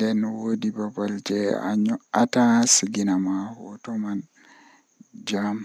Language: Western Niger Fulfulde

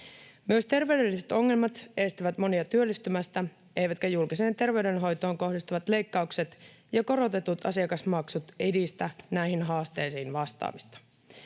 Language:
Finnish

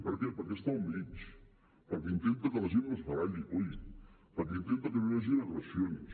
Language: Catalan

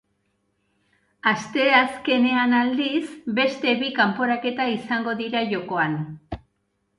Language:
Basque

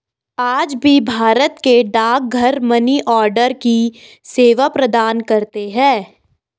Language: Hindi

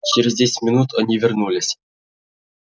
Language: Russian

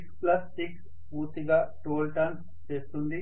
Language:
Telugu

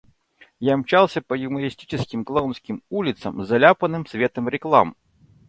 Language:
Russian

